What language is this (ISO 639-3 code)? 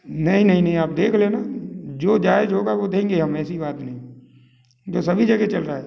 hin